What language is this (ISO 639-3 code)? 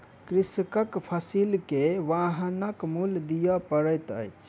mai